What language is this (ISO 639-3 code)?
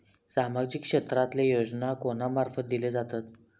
mar